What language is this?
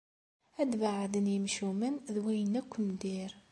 Kabyle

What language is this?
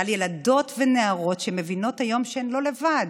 Hebrew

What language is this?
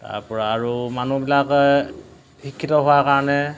Assamese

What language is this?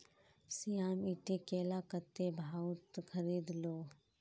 Magahi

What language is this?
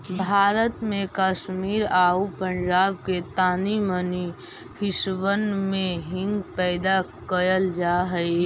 Magahi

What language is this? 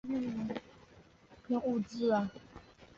Chinese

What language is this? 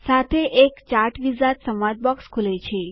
Gujarati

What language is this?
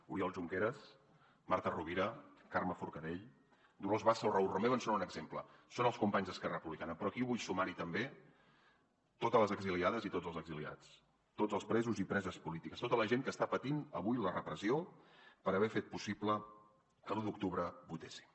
Catalan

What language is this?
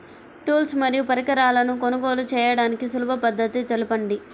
Telugu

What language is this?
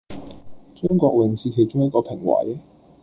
Cantonese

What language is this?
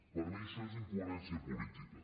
Catalan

